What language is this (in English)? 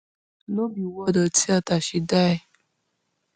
Nigerian Pidgin